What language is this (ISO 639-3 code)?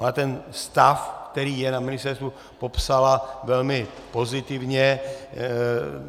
ces